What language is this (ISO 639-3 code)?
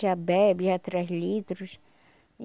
por